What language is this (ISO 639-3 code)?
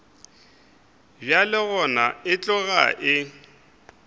nso